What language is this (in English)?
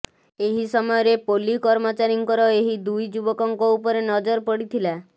Odia